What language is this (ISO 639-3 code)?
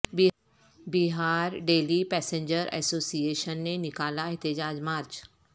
urd